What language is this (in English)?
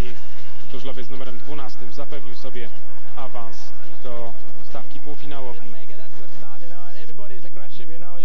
Polish